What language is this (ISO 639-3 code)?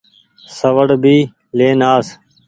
gig